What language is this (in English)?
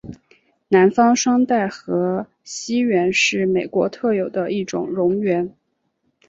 Chinese